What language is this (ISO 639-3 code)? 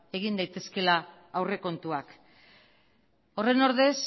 eus